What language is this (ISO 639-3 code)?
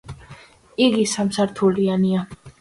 kat